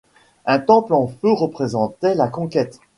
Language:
French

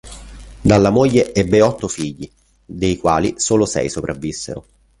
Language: Italian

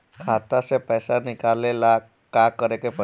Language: Bhojpuri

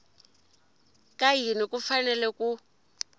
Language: Tsonga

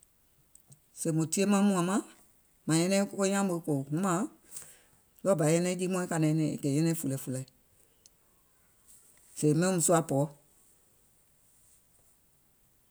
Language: Gola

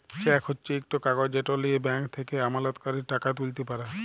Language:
Bangla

